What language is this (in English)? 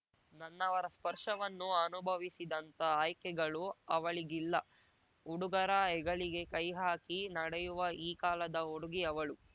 Kannada